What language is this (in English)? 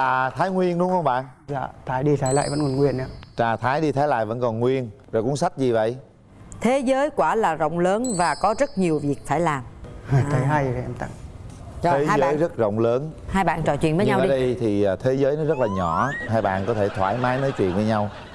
Vietnamese